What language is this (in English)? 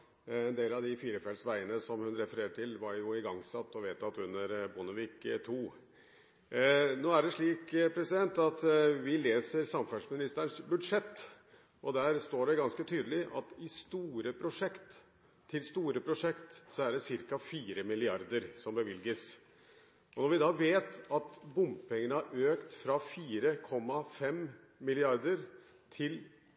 Norwegian Bokmål